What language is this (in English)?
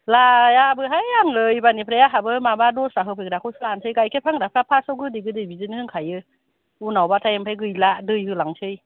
Bodo